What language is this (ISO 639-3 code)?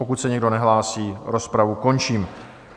ces